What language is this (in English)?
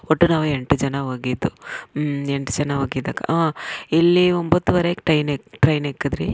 Kannada